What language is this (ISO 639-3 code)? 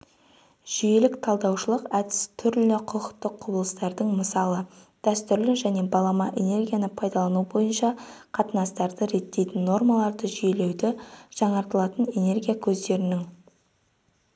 kaz